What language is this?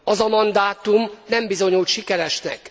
Hungarian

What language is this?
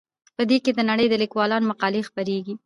Pashto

